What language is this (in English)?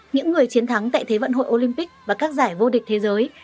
Vietnamese